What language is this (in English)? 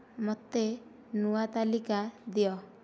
Odia